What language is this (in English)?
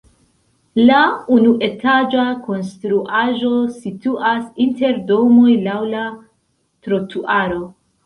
Esperanto